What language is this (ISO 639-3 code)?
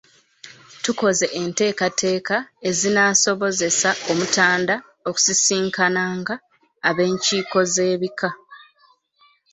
lug